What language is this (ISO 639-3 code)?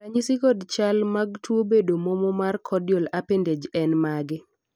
luo